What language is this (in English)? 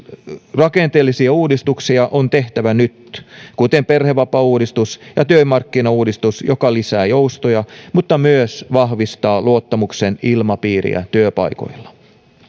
Finnish